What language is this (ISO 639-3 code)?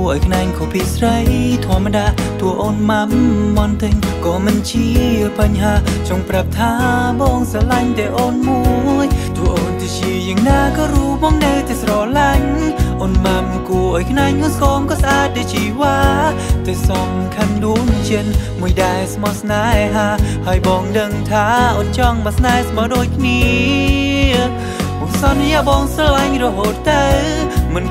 tha